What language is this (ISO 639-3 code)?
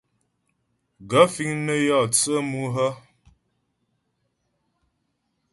bbj